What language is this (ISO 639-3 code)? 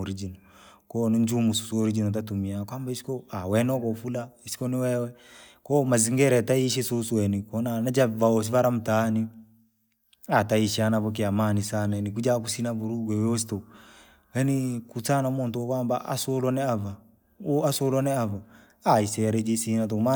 lag